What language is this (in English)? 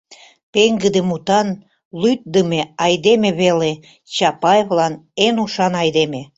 Mari